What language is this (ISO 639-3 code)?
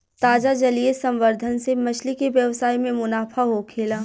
bho